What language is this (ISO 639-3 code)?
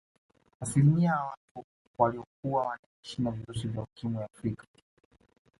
swa